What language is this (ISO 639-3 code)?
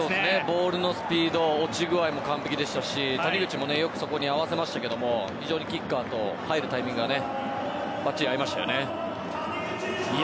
jpn